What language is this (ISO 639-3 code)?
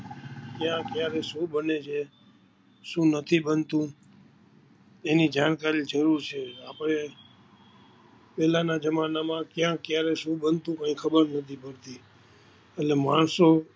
guj